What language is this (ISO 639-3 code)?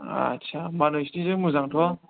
brx